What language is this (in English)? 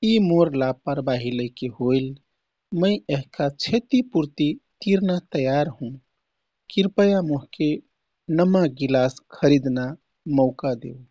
Kathoriya Tharu